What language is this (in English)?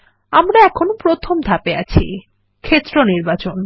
Bangla